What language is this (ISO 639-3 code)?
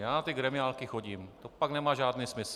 ces